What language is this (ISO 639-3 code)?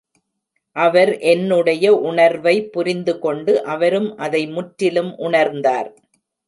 tam